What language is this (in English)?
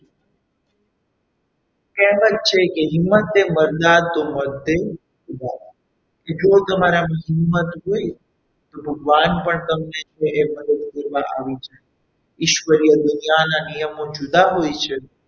Gujarati